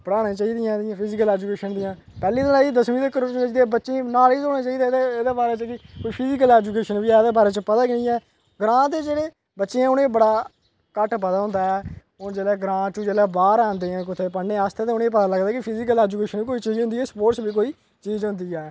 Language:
Dogri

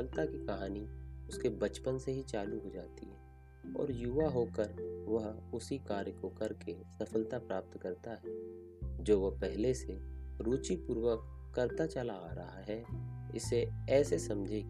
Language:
Hindi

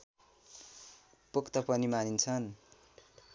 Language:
Nepali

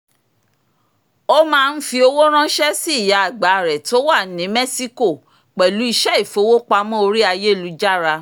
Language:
Yoruba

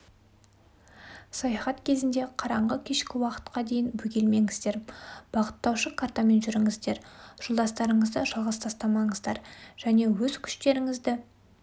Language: Kazakh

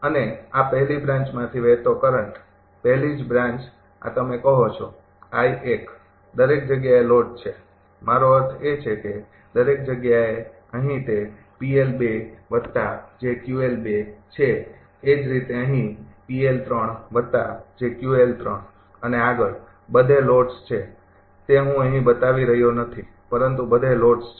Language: Gujarati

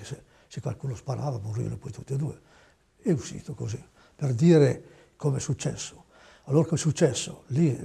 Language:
Italian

